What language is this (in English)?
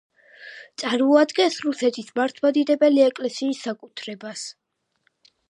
Georgian